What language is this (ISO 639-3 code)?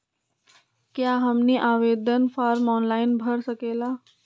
mag